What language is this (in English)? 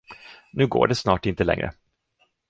Swedish